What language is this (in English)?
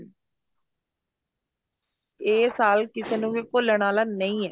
Punjabi